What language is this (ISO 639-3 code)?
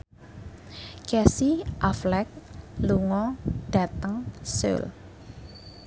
jav